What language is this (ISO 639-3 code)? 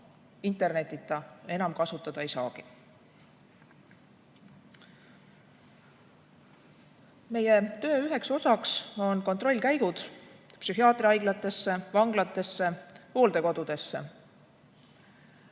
est